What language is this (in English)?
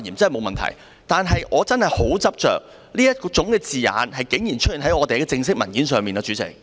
Cantonese